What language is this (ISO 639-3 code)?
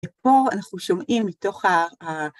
heb